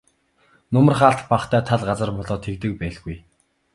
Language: Mongolian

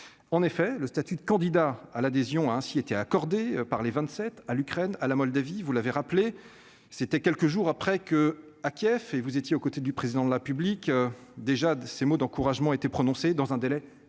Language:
French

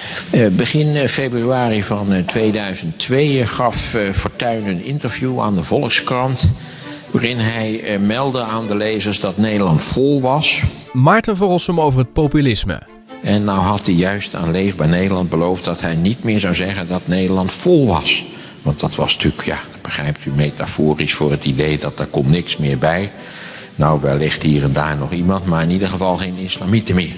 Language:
Dutch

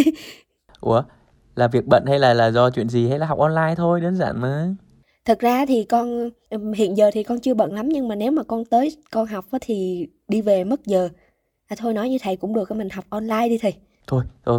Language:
Vietnamese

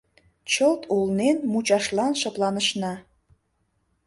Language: Mari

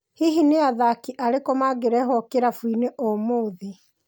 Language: Kikuyu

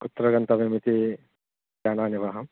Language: Sanskrit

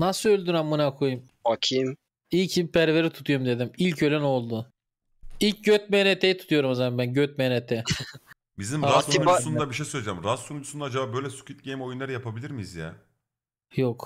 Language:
Turkish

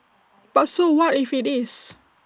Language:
English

